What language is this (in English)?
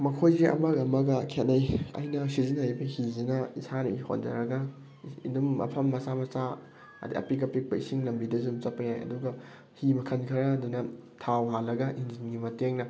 Manipuri